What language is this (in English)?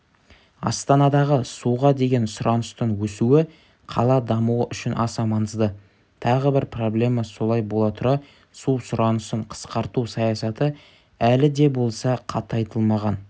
Kazakh